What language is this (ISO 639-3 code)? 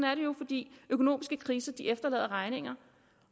dan